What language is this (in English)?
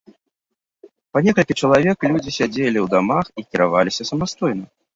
Belarusian